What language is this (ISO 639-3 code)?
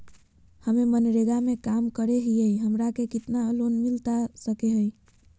mag